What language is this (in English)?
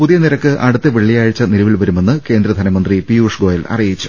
Malayalam